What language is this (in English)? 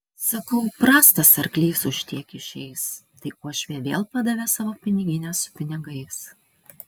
Lithuanian